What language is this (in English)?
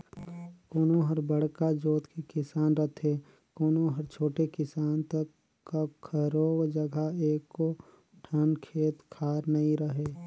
Chhattisgarhi